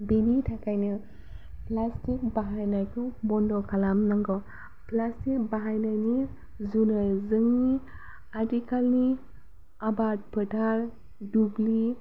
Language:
Bodo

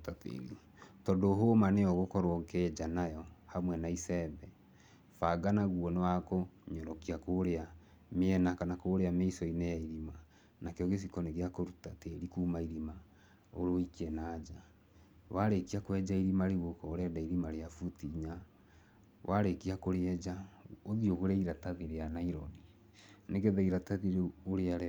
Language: Kikuyu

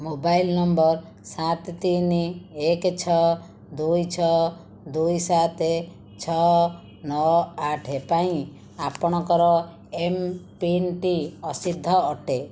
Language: Odia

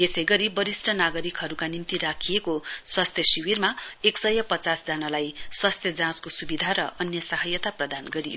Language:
Nepali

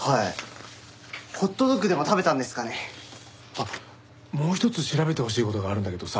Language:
Japanese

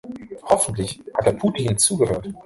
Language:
German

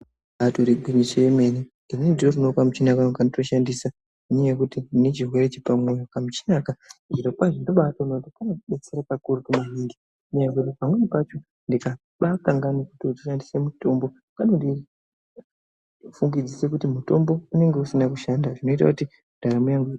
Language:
Ndau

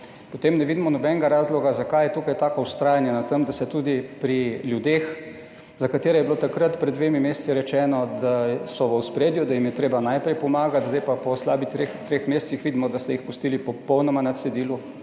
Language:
Slovenian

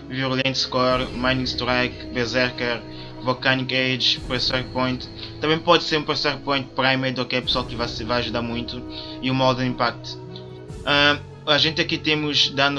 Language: Portuguese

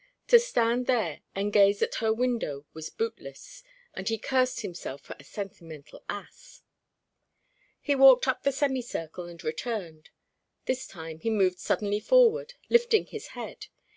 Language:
English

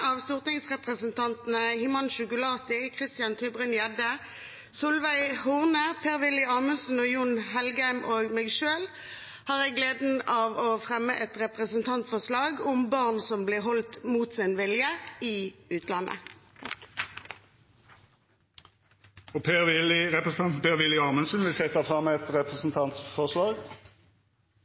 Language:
Norwegian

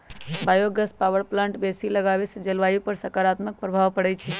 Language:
Magahi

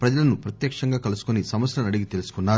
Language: Telugu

